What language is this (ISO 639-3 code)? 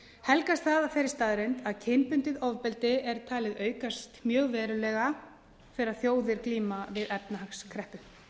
isl